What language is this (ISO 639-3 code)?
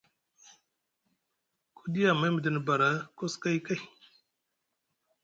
mug